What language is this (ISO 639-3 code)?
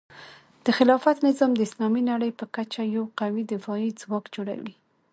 pus